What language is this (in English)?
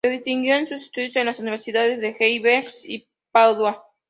Spanish